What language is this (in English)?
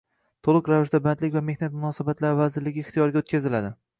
Uzbek